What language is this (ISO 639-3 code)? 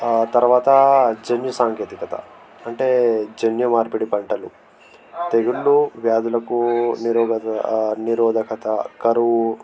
tel